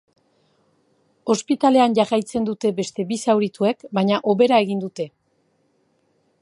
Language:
Basque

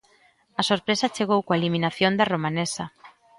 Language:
Galician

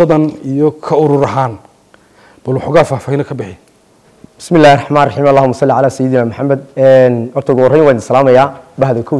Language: Arabic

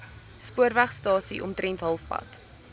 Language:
Afrikaans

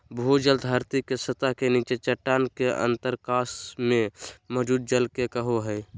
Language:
Magahi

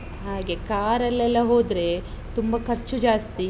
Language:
Kannada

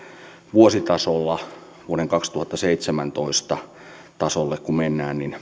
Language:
Finnish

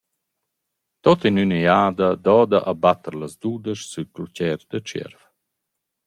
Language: Romansh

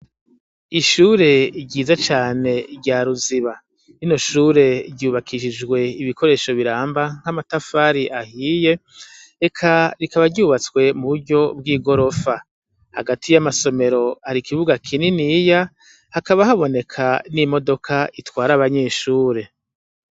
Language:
Rundi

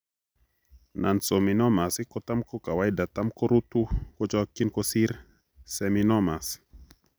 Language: Kalenjin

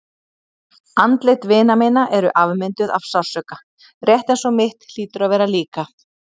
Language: Icelandic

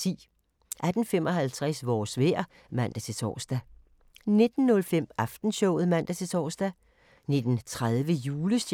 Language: Danish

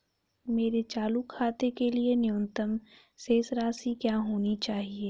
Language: Hindi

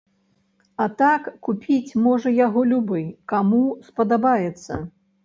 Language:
Belarusian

